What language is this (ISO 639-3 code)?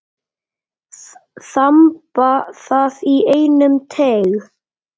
isl